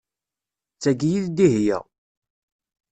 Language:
Kabyle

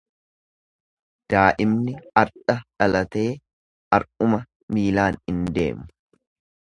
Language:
Oromo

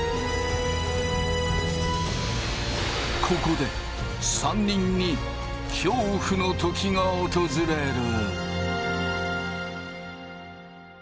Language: Japanese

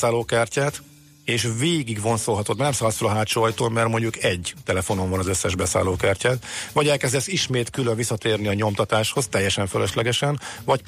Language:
Hungarian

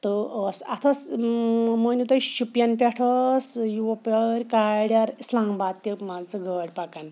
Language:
Kashmiri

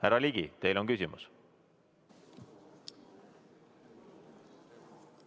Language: Estonian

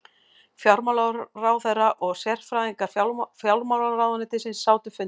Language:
Icelandic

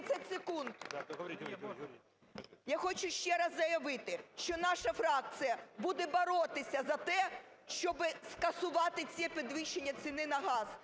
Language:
Ukrainian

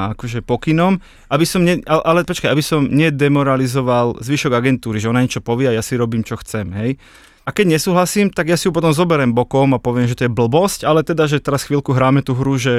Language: Slovak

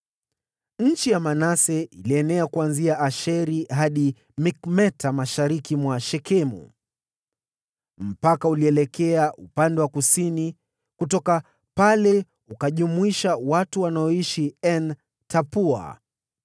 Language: Swahili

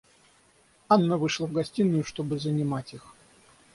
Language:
Russian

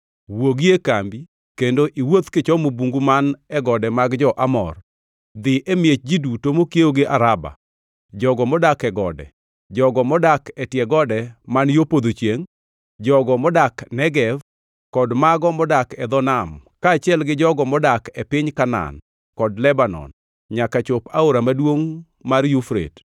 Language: Luo (Kenya and Tanzania)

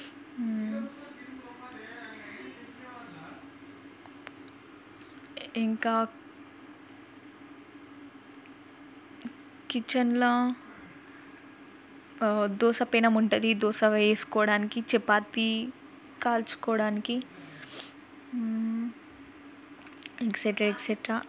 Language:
Telugu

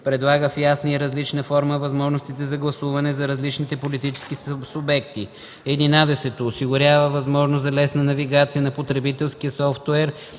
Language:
Bulgarian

